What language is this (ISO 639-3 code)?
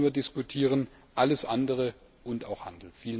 deu